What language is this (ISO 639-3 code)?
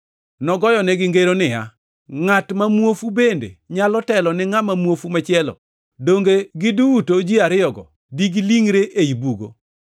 luo